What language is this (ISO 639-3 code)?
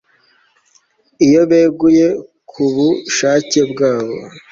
kin